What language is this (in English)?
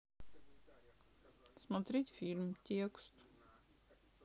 Russian